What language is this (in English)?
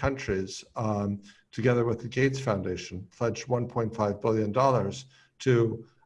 English